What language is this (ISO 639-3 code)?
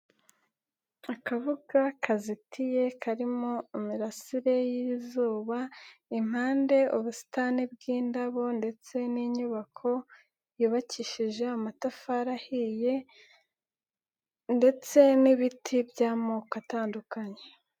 kin